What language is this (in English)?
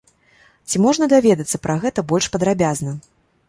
Belarusian